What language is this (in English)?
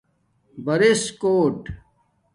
Domaaki